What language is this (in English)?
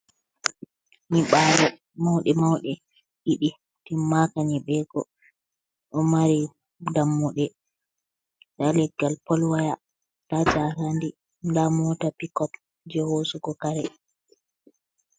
Fula